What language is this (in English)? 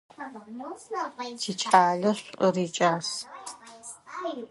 Adyghe